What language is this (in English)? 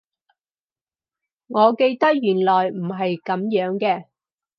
Cantonese